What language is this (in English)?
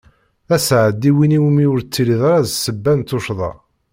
Kabyle